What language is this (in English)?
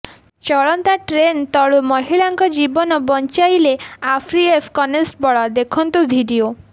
Odia